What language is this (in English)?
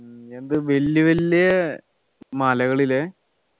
Malayalam